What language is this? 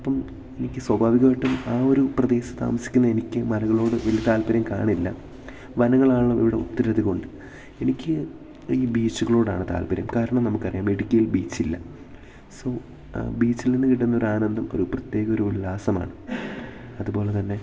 Malayalam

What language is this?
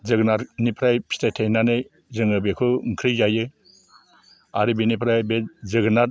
Bodo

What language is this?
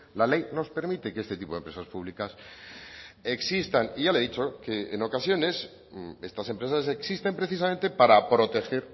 Spanish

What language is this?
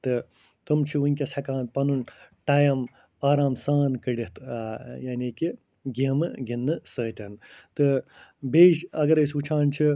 Kashmiri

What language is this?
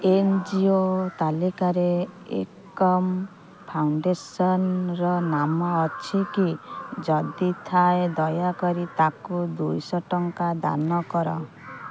Odia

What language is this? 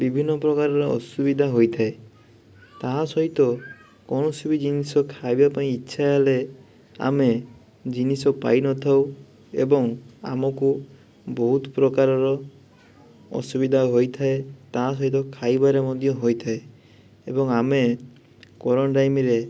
Odia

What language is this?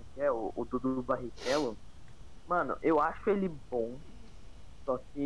Portuguese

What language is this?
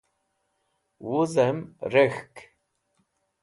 Wakhi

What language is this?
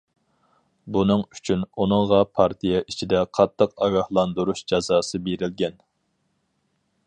Uyghur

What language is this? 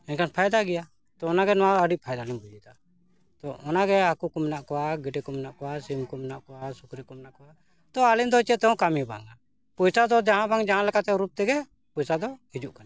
Santali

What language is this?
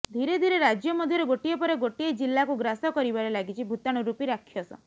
Odia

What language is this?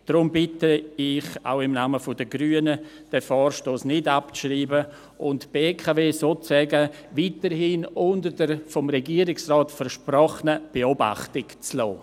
Swiss German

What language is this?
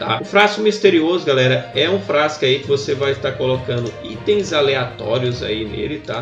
Portuguese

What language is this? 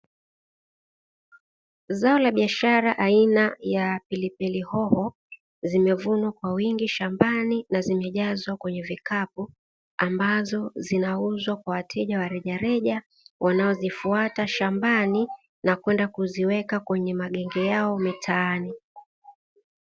Swahili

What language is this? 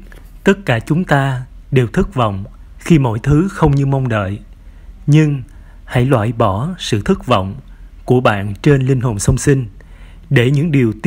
Vietnamese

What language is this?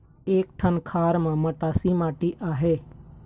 Chhattisgarhi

